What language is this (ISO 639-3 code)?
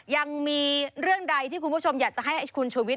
tha